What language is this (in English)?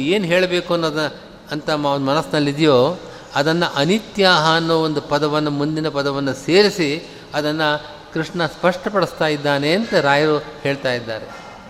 Kannada